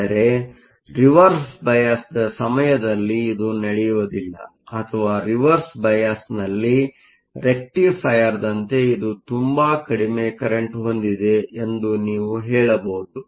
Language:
Kannada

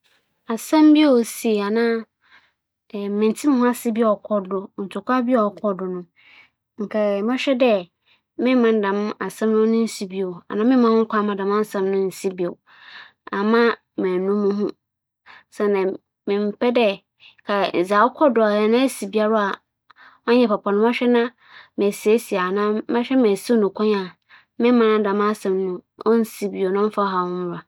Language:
Akan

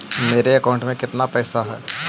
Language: Magahi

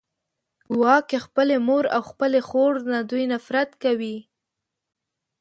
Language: Pashto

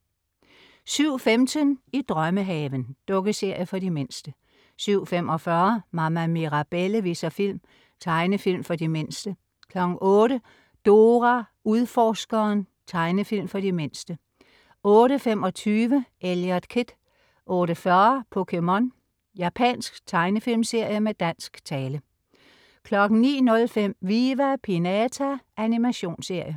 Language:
Danish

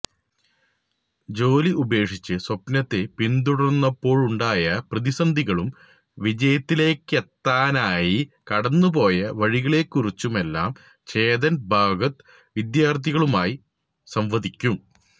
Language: Malayalam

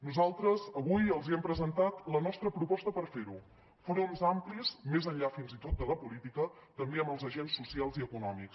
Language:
Catalan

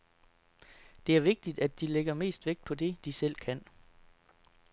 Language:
Danish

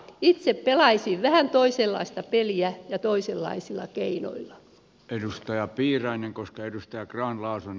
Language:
Finnish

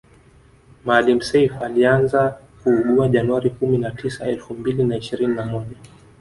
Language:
Swahili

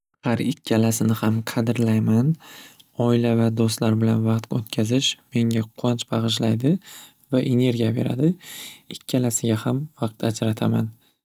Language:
Uzbek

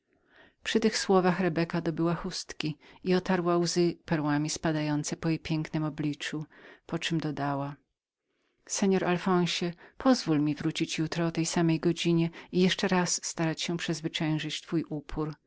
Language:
Polish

